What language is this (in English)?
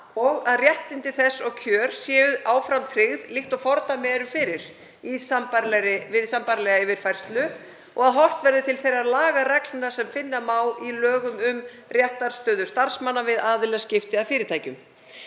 Icelandic